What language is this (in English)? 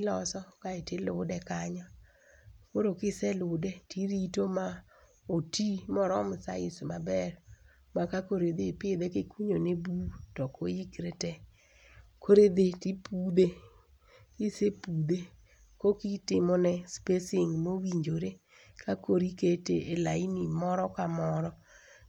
Luo (Kenya and Tanzania)